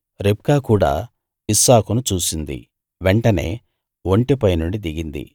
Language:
Telugu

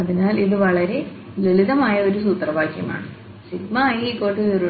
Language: Malayalam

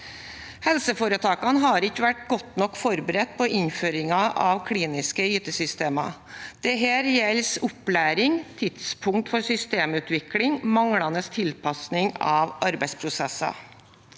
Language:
Norwegian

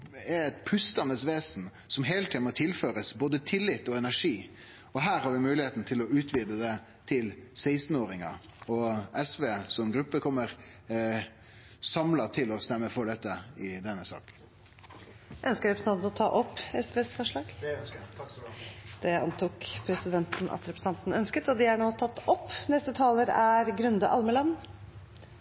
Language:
Norwegian Nynorsk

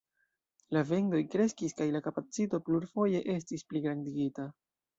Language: Esperanto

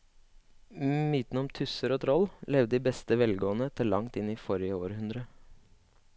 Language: Norwegian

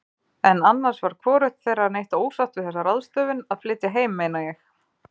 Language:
Icelandic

